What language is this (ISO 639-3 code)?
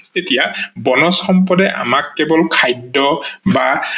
asm